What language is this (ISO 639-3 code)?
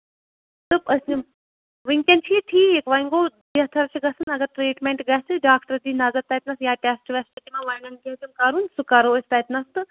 kas